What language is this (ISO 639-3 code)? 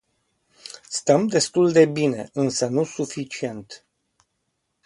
ron